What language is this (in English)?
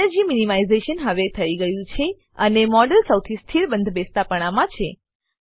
Gujarati